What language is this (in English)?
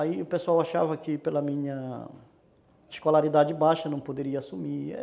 Portuguese